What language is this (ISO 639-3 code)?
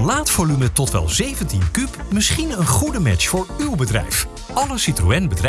nld